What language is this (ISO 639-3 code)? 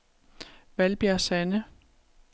dan